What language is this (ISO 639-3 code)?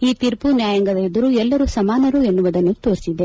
kan